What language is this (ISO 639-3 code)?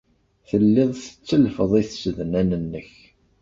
kab